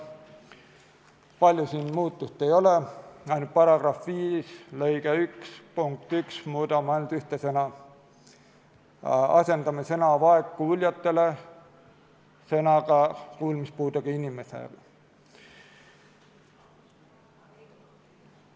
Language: Estonian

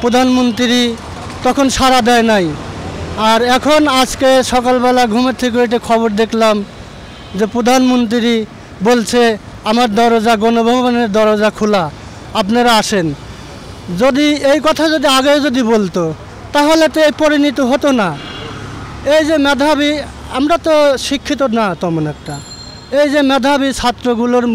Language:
Bangla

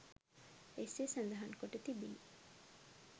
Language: Sinhala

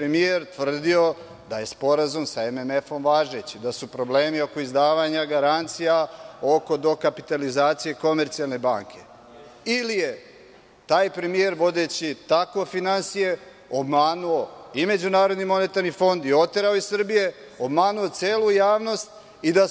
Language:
Serbian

